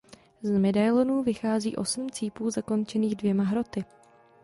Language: Czech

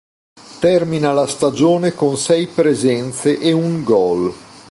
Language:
Italian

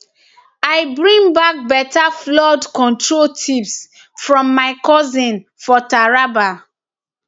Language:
Nigerian Pidgin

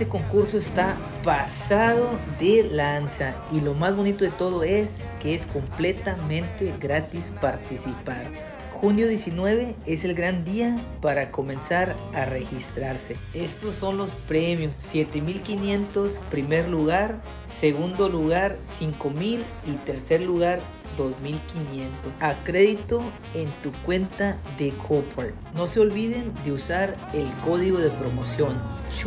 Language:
Spanish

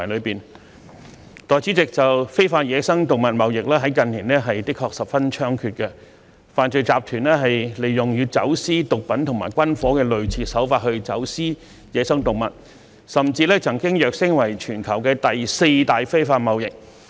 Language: Cantonese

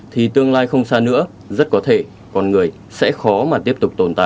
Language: Vietnamese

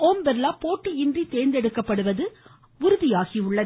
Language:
Tamil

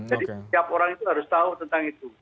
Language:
Indonesian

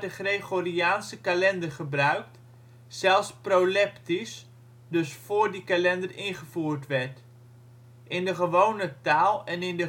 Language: Dutch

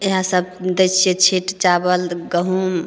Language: Maithili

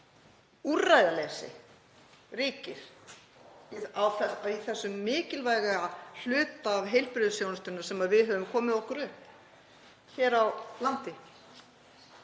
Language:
Icelandic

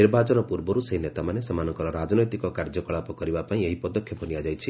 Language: Odia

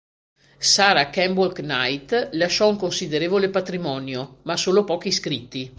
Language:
Italian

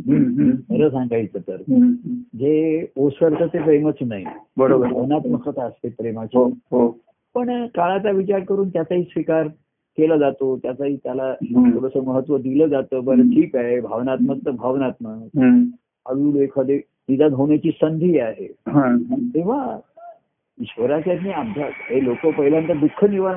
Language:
Marathi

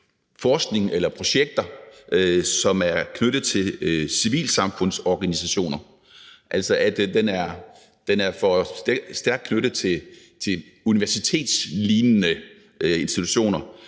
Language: Danish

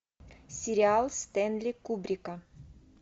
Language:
Russian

